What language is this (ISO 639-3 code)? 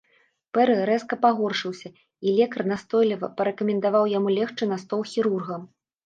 bel